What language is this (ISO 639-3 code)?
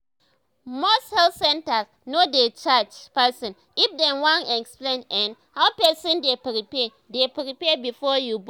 pcm